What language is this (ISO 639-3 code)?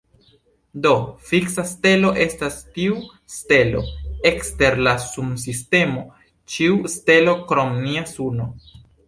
epo